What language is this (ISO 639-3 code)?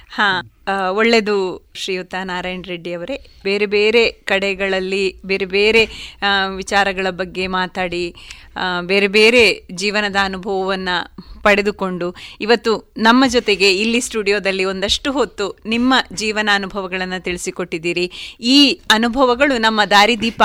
kan